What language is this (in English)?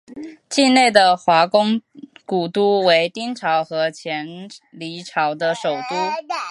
Chinese